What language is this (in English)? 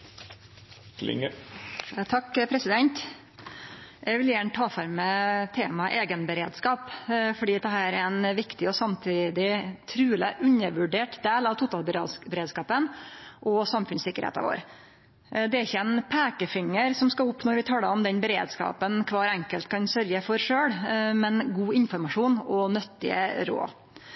Norwegian